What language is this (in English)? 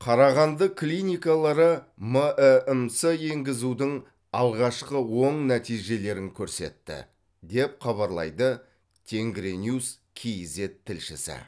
Kazakh